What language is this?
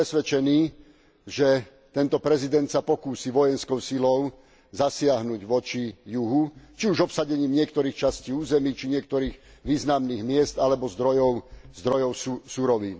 Slovak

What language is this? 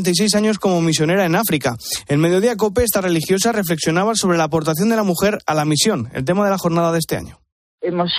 Spanish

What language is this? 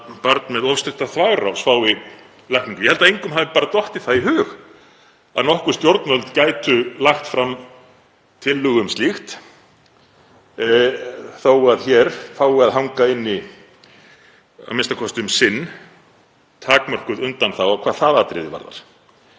Icelandic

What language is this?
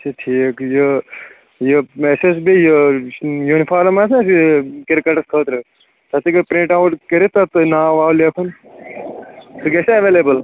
Kashmiri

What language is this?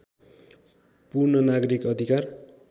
Nepali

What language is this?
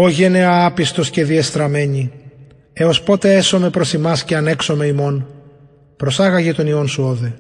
Greek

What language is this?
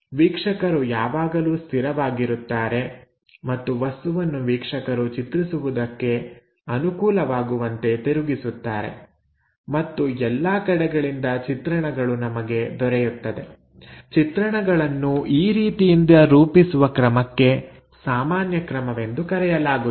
Kannada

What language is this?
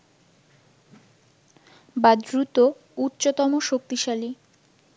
Bangla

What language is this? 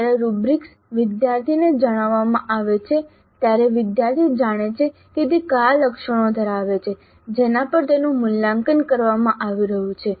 Gujarati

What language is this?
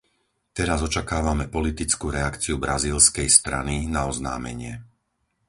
Slovak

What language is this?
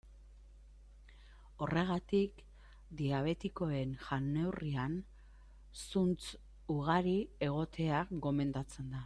Basque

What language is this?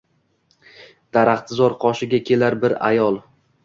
Uzbek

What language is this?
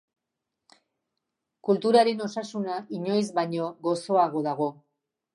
Basque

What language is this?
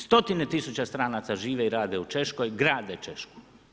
Croatian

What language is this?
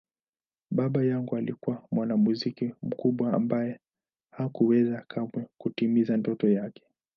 Swahili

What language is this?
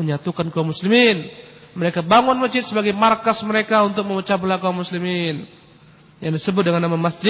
Indonesian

